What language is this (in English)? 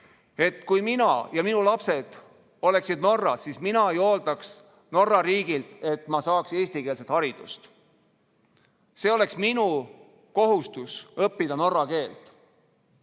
Estonian